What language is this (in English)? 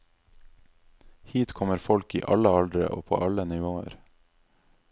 Norwegian